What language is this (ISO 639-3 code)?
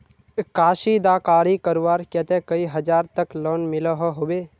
mag